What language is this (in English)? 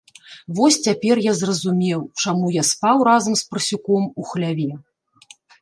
Belarusian